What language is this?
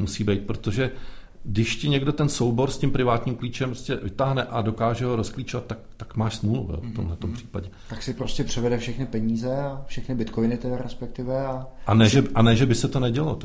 Czech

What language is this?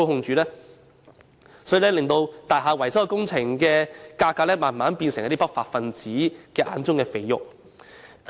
Cantonese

